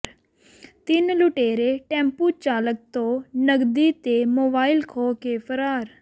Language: Punjabi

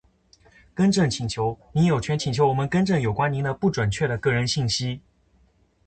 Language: Chinese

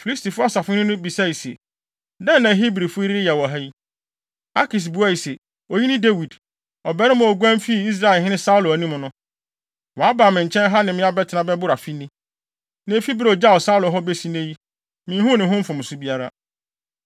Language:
Akan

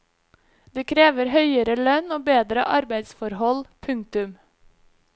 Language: Norwegian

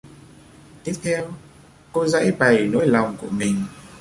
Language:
Vietnamese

